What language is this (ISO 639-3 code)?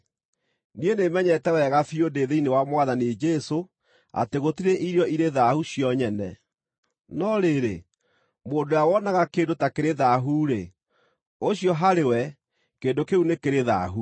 kik